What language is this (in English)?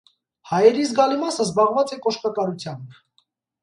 Armenian